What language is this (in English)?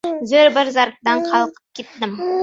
Uzbek